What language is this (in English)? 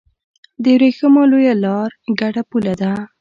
Pashto